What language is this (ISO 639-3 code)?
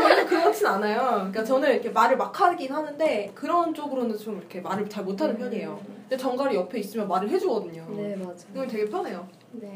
kor